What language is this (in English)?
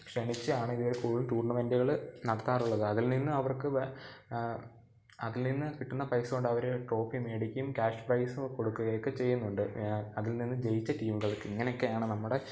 Malayalam